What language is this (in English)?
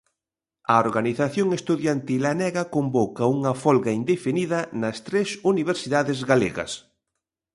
Galician